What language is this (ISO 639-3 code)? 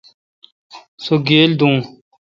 xka